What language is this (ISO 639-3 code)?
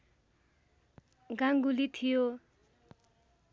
nep